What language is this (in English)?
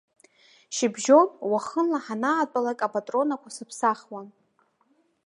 Abkhazian